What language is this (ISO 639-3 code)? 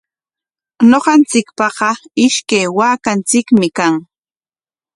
qwa